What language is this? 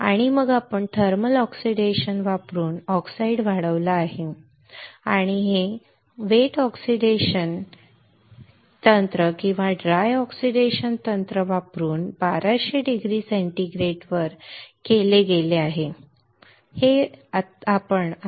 Marathi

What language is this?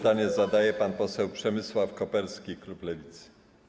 Polish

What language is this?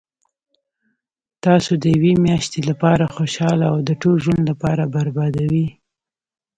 Pashto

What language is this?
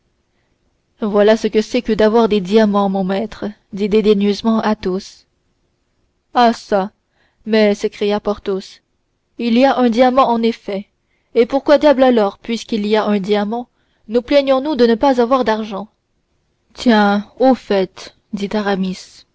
French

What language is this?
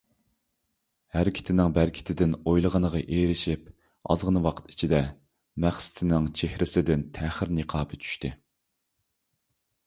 Uyghur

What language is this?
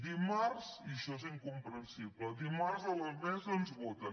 Catalan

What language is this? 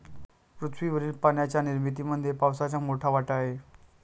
Marathi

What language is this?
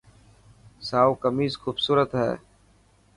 Dhatki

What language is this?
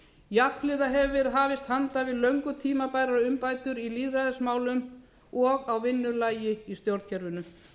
Icelandic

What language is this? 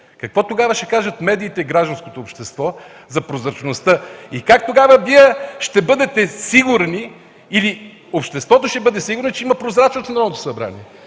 Bulgarian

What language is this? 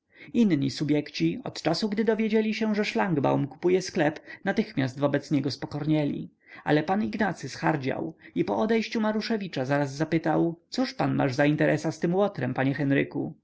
Polish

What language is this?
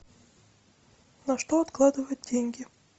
Russian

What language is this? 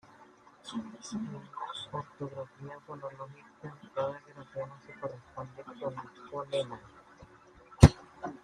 Spanish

